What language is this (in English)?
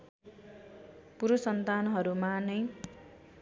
Nepali